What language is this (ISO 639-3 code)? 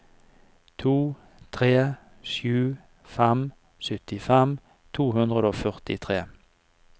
nor